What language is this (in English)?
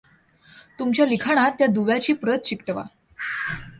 Marathi